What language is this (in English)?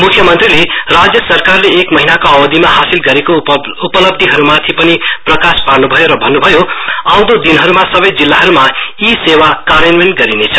Nepali